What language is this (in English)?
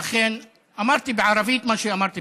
Hebrew